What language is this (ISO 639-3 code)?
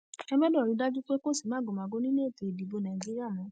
yor